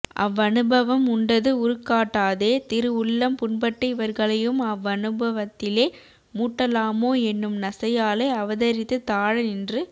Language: Tamil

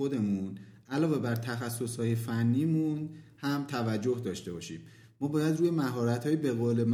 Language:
Persian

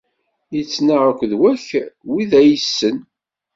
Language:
Kabyle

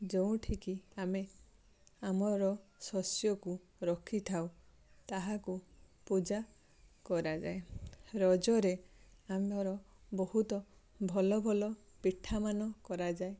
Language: Odia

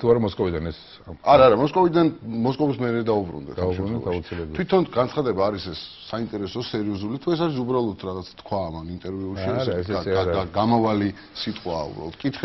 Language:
Romanian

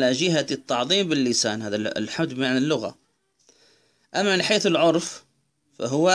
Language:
Arabic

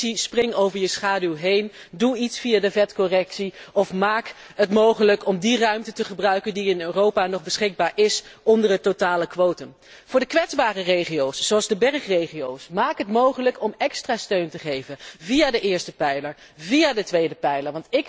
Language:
Dutch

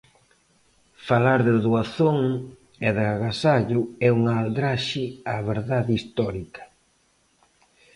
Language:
Galician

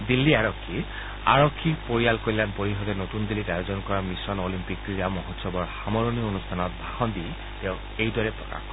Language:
Assamese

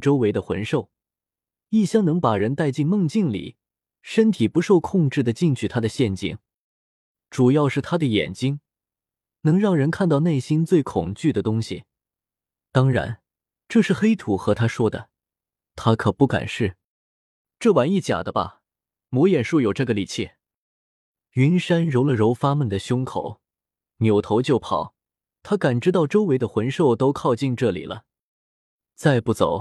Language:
Chinese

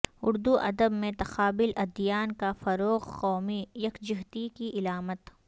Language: Urdu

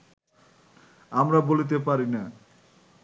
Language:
Bangla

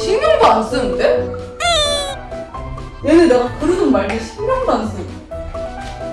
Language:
Korean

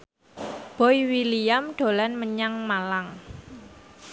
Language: Javanese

